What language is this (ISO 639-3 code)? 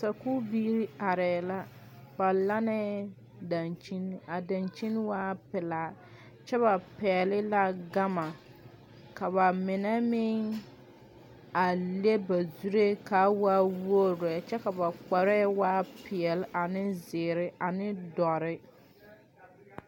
dga